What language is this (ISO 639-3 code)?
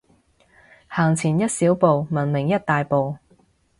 yue